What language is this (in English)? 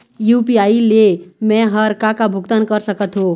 Chhattisgarhi